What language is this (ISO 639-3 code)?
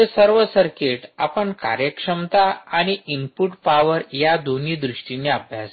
mar